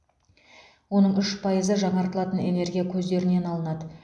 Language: Kazakh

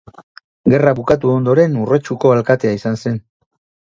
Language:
Basque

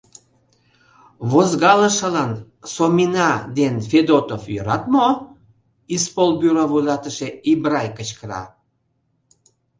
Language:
Mari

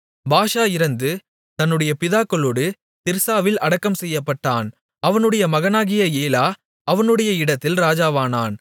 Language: Tamil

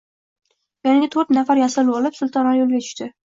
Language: Uzbek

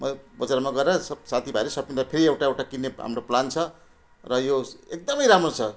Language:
Nepali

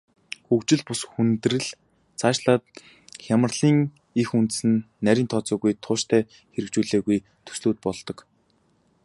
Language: Mongolian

